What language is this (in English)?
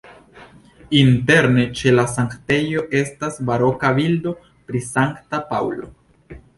Esperanto